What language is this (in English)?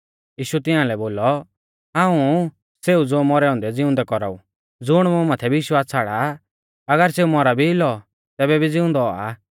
Mahasu Pahari